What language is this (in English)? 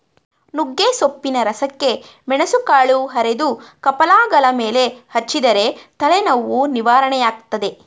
Kannada